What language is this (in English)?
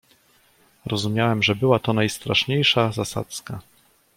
Polish